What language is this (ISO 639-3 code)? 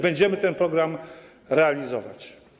pol